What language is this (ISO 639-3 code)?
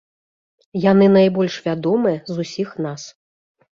bel